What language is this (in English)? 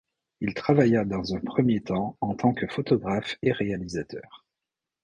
French